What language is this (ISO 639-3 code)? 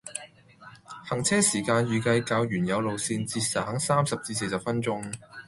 yue